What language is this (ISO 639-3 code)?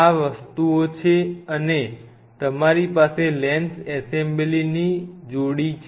guj